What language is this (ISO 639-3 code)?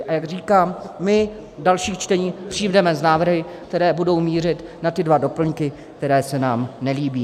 ces